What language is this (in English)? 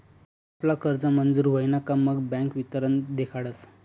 Marathi